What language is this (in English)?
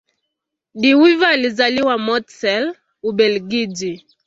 Swahili